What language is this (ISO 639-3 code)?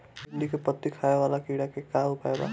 bho